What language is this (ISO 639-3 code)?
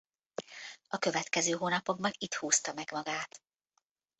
hun